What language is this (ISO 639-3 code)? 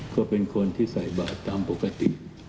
tha